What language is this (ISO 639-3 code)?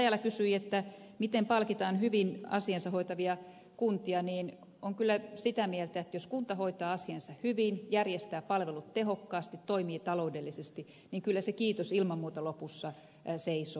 fin